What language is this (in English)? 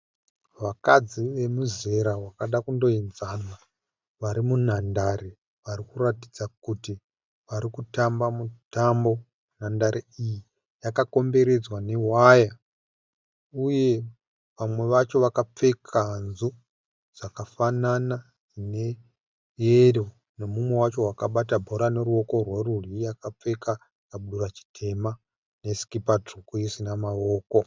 Shona